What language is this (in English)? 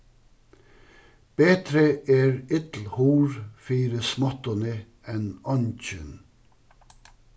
Faroese